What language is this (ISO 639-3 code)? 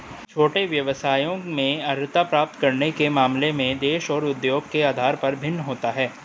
hin